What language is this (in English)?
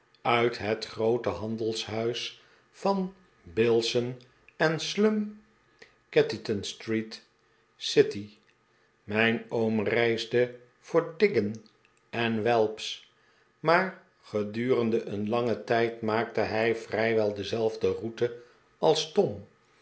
Dutch